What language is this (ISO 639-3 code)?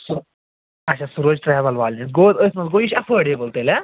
kas